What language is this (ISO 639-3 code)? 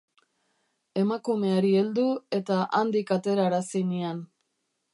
eus